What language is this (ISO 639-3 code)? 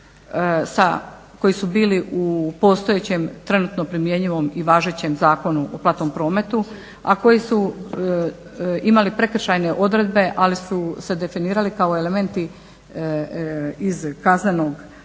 hrv